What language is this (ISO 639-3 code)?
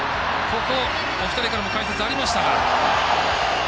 jpn